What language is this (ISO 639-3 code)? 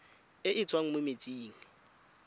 tsn